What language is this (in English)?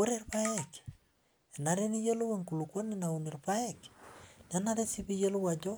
Masai